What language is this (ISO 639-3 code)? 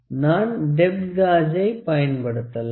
tam